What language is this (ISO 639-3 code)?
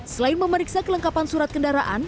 ind